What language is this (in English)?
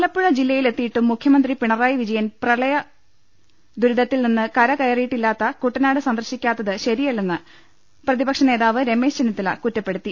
Malayalam